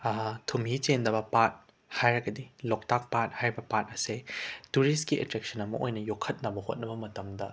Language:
Manipuri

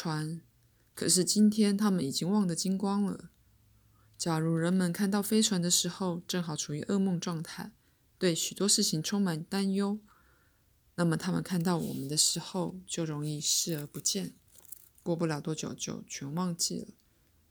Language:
Chinese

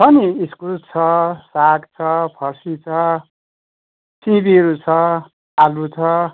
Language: Nepali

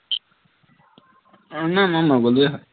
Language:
Assamese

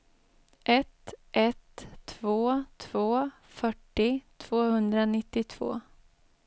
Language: Swedish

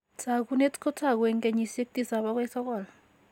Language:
Kalenjin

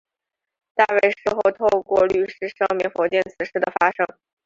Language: Chinese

